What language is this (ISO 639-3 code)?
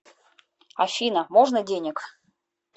rus